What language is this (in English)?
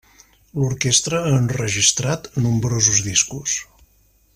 Catalan